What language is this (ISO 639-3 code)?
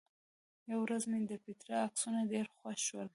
pus